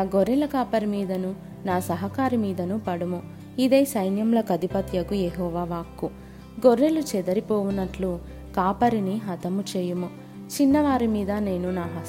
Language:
Telugu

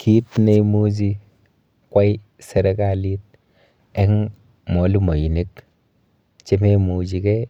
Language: Kalenjin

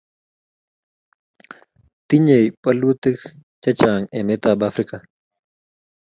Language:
Kalenjin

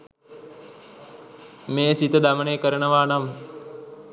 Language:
Sinhala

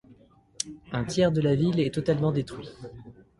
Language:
French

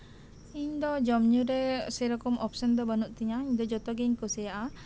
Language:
Santali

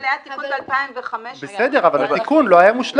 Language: Hebrew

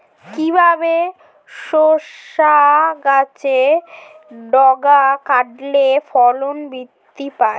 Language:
Bangla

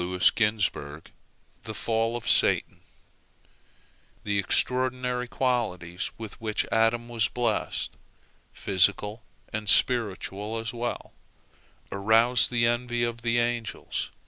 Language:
English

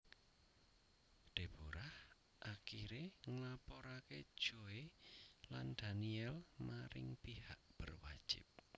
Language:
Javanese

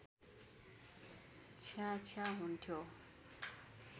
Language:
Nepali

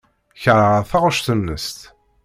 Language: Kabyle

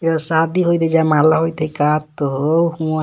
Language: Magahi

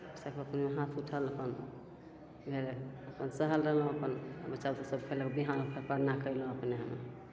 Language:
Maithili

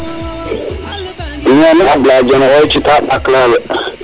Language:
Serer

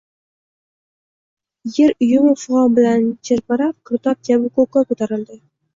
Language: Uzbek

